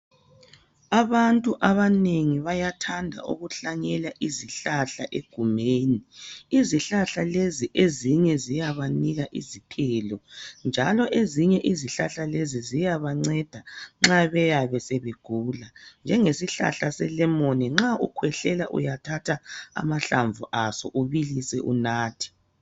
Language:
North Ndebele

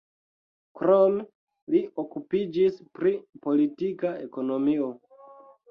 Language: Esperanto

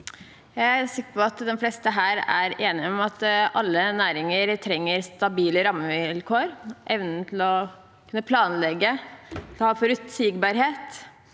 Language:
Norwegian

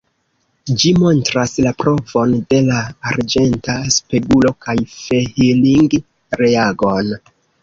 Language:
Esperanto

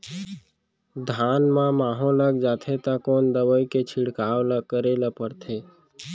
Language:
Chhattisgarhi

